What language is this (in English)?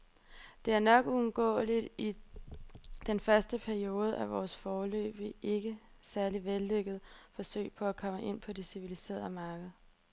Danish